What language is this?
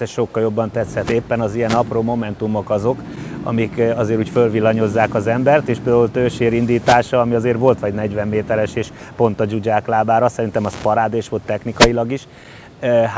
Hungarian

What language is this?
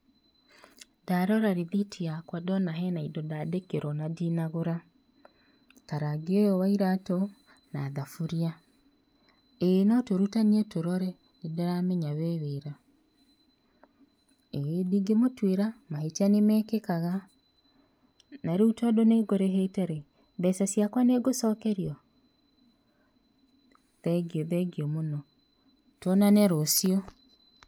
Kikuyu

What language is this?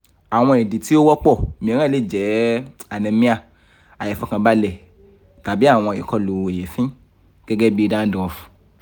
Yoruba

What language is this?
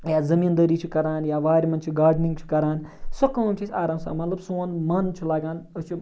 Kashmiri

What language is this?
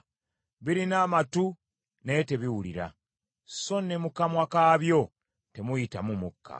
Ganda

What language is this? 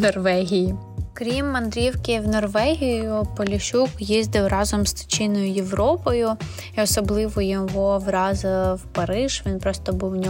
Ukrainian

